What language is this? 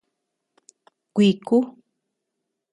Tepeuxila Cuicatec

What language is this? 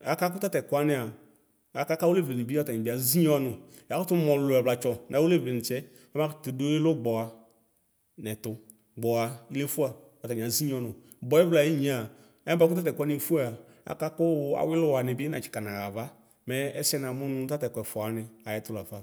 Ikposo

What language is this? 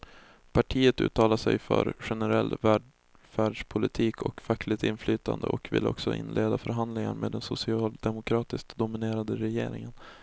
Swedish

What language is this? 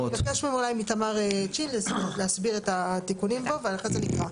Hebrew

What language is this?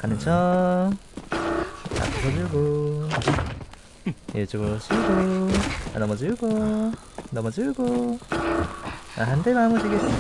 Korean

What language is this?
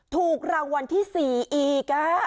Thai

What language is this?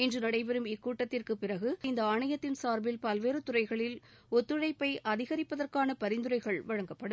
Tamil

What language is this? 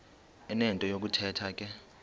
Xhosa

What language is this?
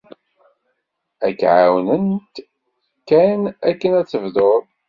Kabyle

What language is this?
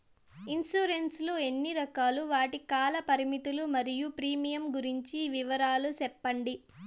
Telugu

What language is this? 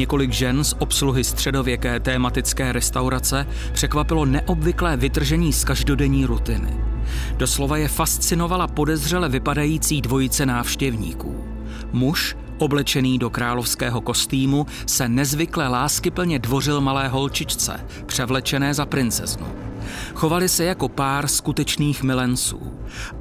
Czech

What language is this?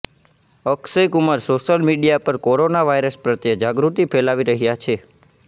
Gujarati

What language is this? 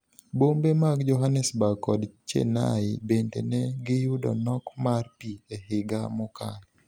Luo (Kenya and Tanzania)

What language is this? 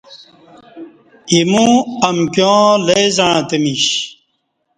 Kati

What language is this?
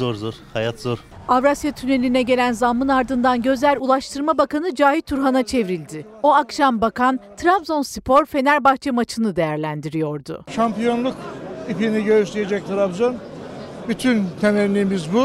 Turkish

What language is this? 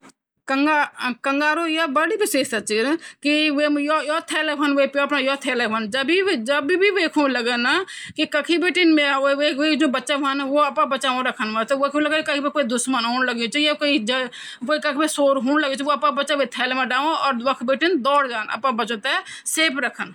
Garhwali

